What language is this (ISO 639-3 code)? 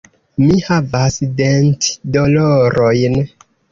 epo